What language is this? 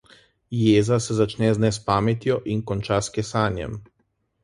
Slovenian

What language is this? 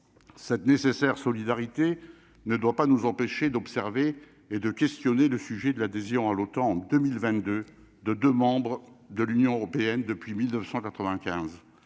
French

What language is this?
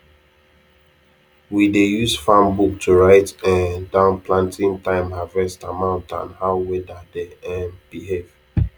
Nigerian Pidgin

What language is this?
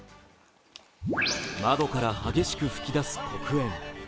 Japanese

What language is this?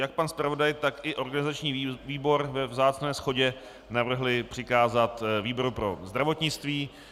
Czech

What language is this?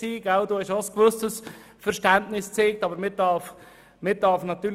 Swiss German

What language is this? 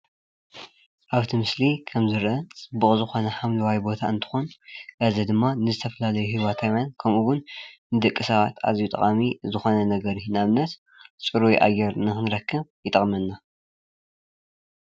Tigrinya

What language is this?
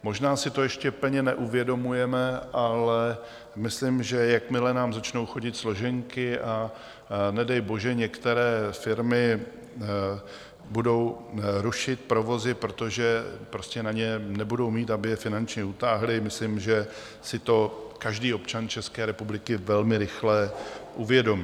Czech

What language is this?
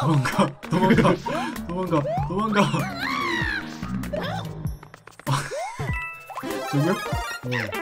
Korean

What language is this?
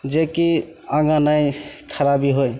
Maithili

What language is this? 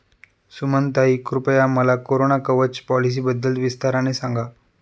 Marathi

